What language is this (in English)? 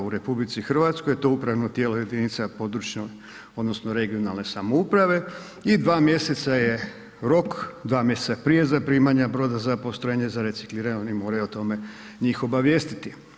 Croatian